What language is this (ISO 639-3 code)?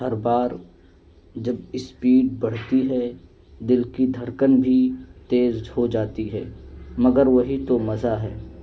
urd